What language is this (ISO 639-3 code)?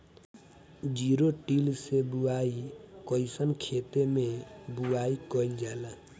bho